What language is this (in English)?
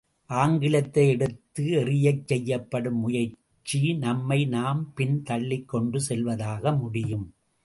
Tamil